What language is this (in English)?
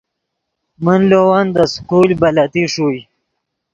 Yidgha